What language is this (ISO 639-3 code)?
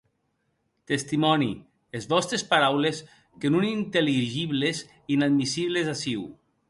oci